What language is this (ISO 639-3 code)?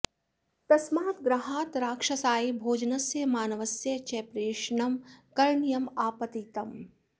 san